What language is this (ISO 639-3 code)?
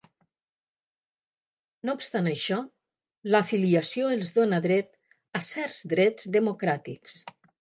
cat